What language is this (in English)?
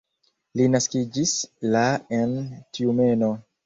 Esperanto